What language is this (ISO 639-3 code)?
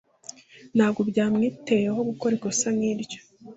kin